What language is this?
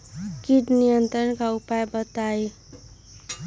Magahi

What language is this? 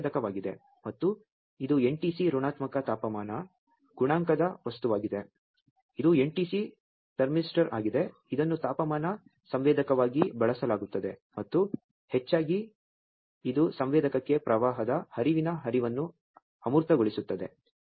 Kannada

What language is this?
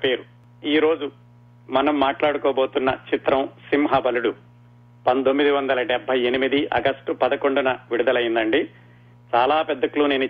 Telugu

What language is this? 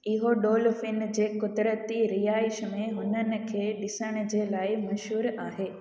Sindhi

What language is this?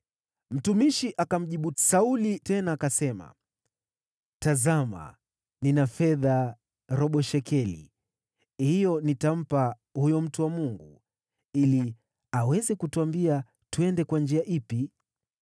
Swahili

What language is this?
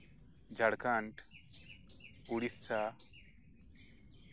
Santali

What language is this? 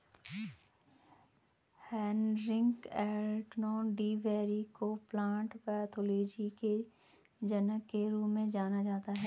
Hindi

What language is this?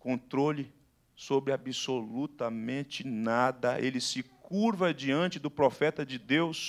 Portuguese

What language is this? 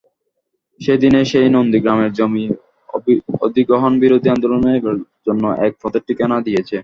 Bangla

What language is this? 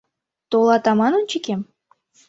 Mari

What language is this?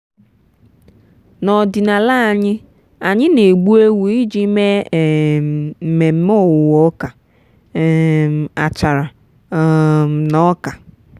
Igbo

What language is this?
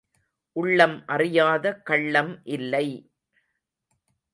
Tamil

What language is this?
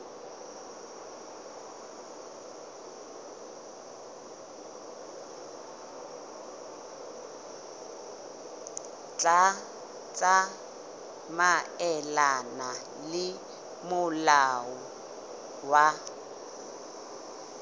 Southern Sotho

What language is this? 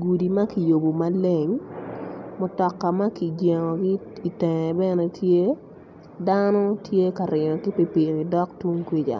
Acoli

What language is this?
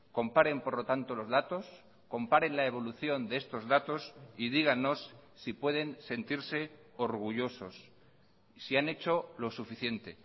Spanish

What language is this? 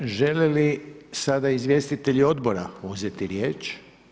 Croatian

